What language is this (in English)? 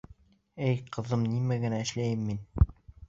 Bashkir